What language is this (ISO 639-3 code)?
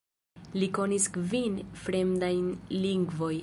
epo